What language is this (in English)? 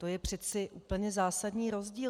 Czech